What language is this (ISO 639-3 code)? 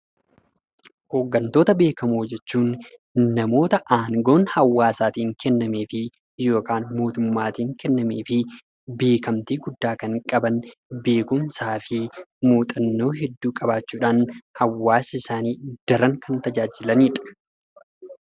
orm